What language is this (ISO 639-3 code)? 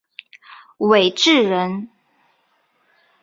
zho